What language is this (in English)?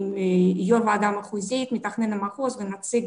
Hebrew